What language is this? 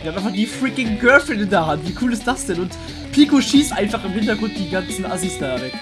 German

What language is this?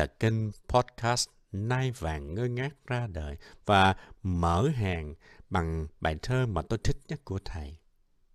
Vietnamese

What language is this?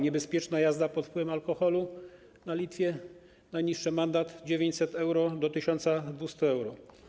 Polish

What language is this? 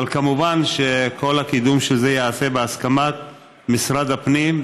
Hebrew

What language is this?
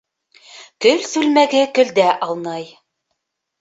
Bashkir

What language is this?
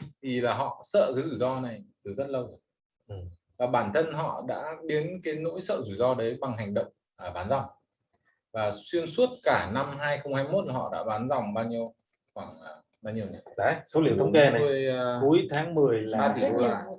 Vietnamese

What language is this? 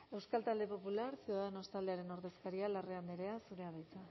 Basque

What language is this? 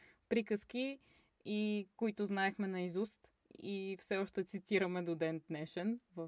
Bulgarian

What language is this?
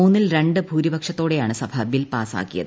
Malayalam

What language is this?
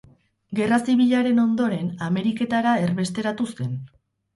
Basque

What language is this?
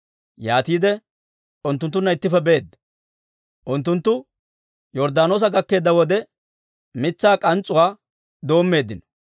Dawro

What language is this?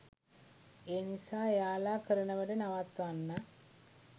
Sinhala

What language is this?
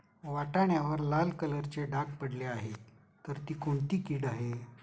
Marathi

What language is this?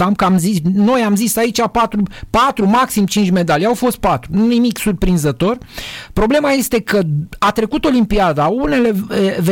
Romanian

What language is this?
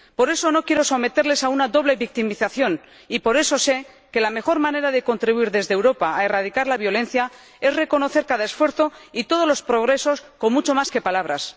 Spanish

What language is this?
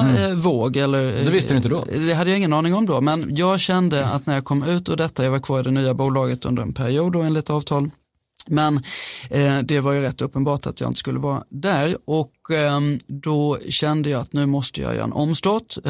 Swedish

